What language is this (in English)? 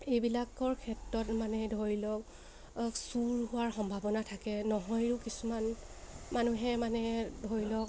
Assamese